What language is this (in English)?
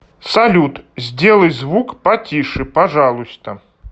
Russian